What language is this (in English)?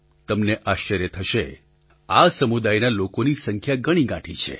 Gujarati